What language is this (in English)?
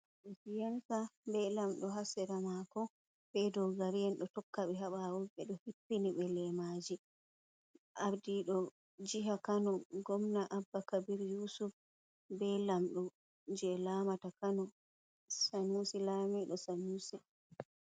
Fula